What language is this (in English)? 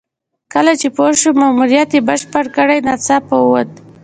Pashto